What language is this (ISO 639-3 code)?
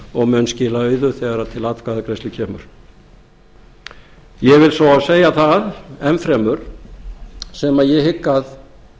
isl